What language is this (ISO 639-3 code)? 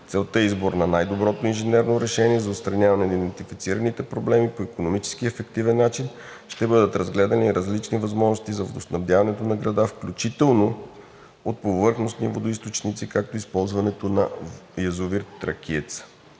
bul